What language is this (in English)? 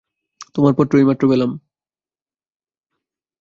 Bangla